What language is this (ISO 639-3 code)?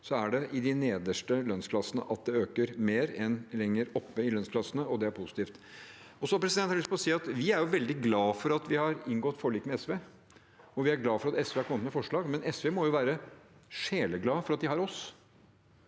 nor